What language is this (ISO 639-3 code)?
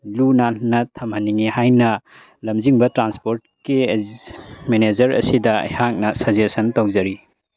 mni